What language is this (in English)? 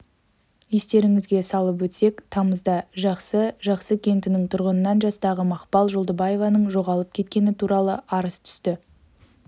Kazakh